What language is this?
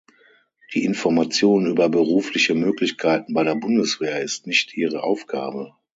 German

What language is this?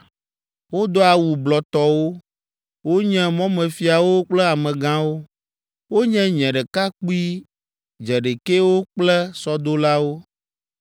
Ewe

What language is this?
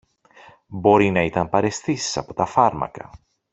Greek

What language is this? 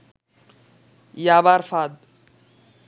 Bangla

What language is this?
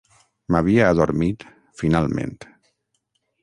Catalan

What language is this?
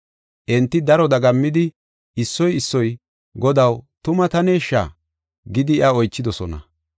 Gofa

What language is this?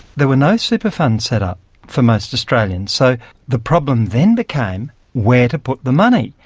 English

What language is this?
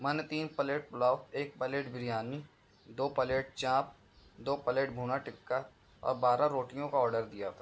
Urdu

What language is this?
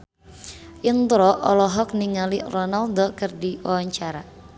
Sundanese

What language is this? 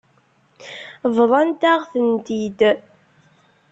Kabyle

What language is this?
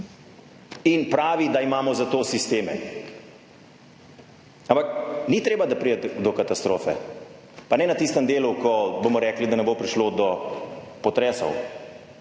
Slovenian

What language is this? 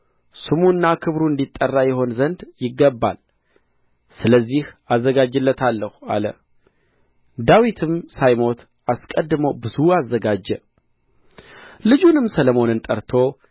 Amharic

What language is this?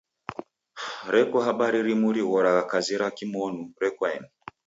Taita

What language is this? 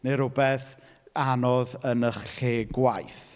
Welsh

